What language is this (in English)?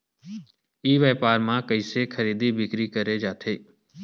Chhattisgarhi